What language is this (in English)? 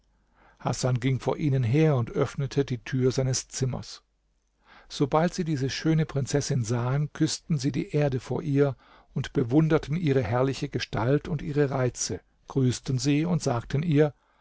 German